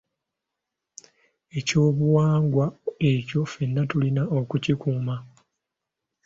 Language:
Ganda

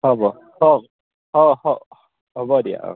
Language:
Assamese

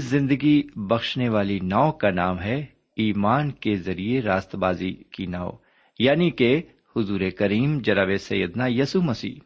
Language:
Urdu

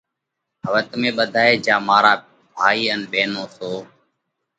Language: Parkari Koli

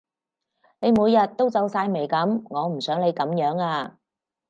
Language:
Cantonese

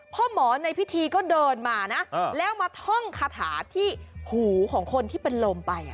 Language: Thai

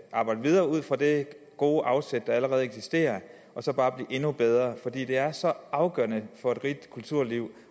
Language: Danish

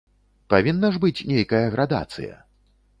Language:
Belarusian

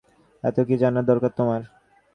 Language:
Bangla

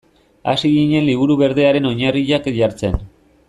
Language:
Basque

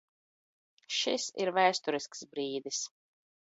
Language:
Latvian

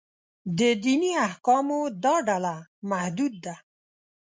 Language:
Pashto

